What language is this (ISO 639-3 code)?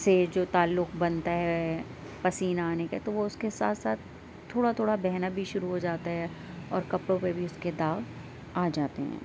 urd